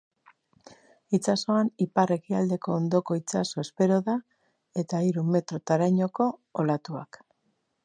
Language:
Basque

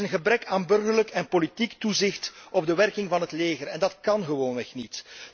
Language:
Dutch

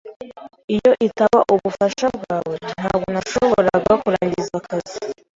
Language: Kinyarwanda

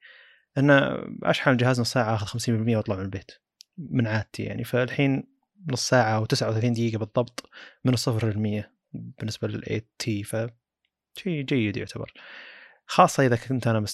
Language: Arabic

